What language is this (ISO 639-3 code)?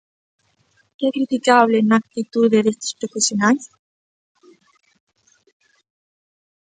glg